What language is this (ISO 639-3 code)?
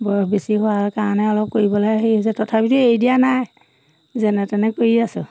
asm